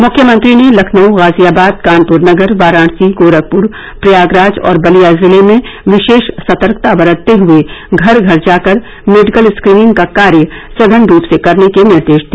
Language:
Hindi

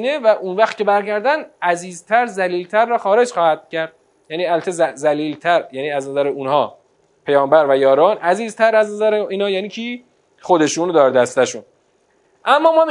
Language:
Persian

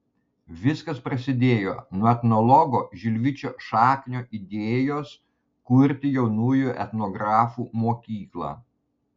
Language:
Lithuanian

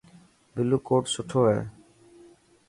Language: Dhatki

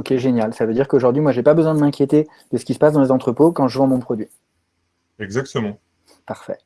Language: French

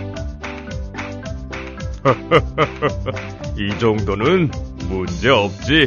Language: Korean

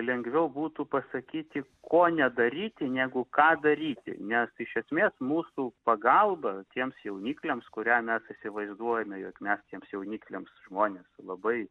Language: Lithuanian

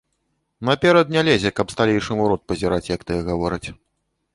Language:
Belarusian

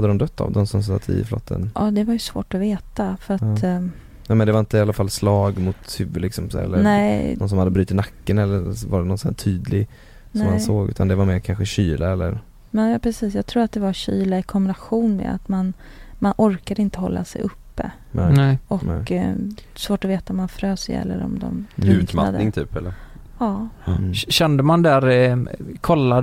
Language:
Swedish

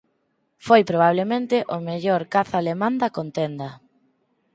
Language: Galician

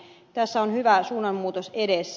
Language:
Finnish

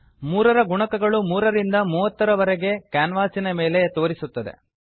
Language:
Kannada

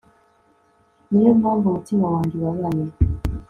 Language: Kinyarwanda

